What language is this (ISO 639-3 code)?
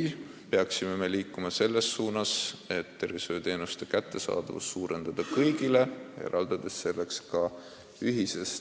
est